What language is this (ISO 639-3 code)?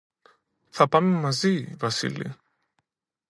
ell